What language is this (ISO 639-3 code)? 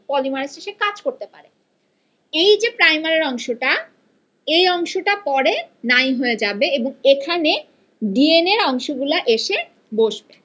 ben